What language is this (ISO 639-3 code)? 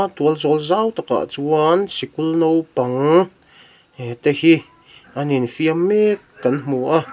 lus